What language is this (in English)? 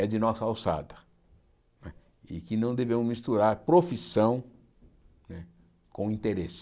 Portuguese